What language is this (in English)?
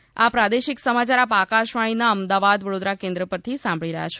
Gujarati